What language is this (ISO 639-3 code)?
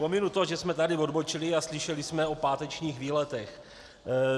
ces